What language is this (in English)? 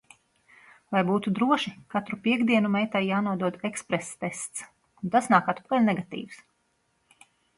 Latvian